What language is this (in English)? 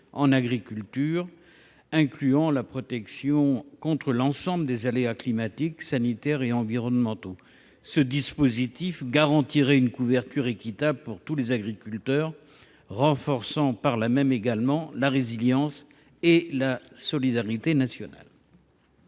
French